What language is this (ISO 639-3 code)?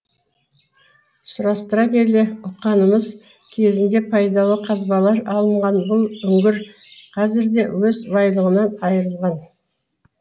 kaz